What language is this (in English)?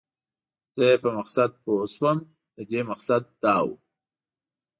Pashto